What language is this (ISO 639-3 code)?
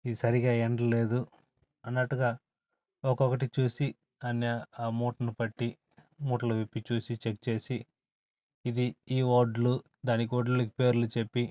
tel